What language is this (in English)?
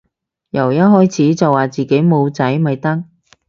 Cantonese